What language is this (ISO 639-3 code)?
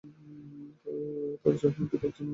ben